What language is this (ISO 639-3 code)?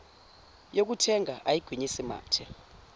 zul